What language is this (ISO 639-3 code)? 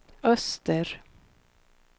swe